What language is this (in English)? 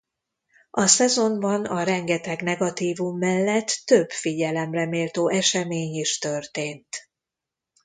Hungarian